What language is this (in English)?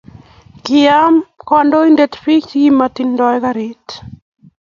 Kalenjin